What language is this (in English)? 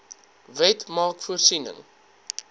Afrikaans